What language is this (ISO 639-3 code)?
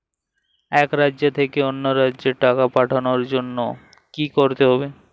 ben